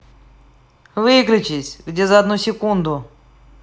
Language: Russian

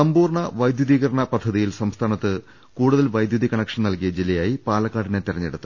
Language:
Malayalam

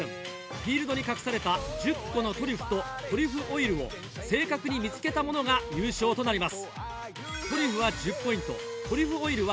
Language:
Japanese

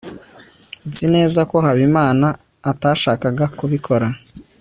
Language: Kinyarwanda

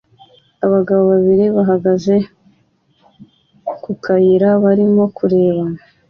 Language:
Kinyarwanda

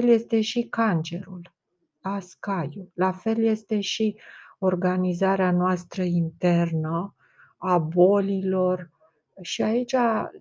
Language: Romanian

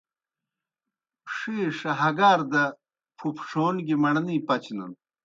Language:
Kohistani Shina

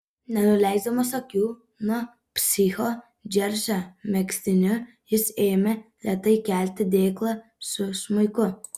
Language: Lithuanian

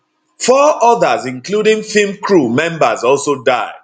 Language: Nigerian Pidgin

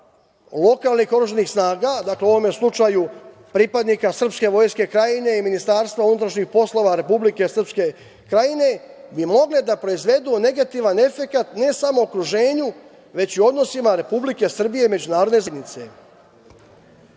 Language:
Serbian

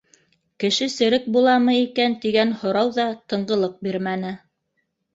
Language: Bashkir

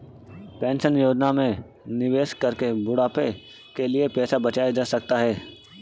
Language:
Hindi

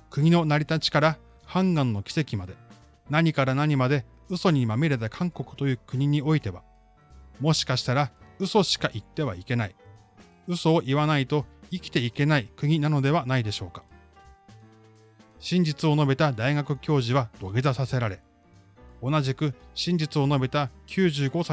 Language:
Japanese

